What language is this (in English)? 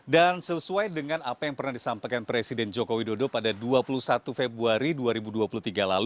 Indonesian